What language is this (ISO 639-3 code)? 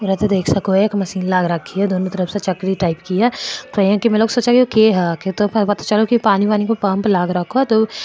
mwr